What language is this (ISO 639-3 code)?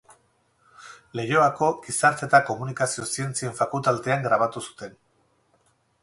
eus